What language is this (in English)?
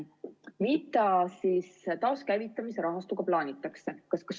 Estonian